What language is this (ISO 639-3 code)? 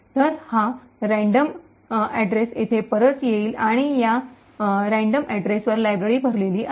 mar